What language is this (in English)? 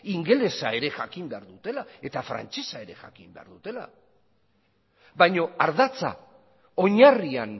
Basque